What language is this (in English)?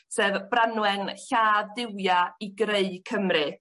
Welsh